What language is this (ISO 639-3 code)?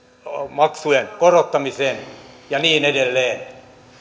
fin